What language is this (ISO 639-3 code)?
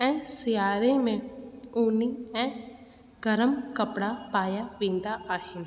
snd